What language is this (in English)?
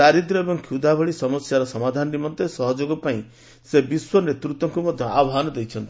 Odia